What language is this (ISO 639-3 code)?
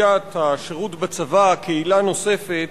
heb